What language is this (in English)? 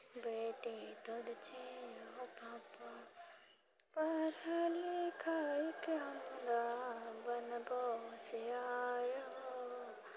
Maithili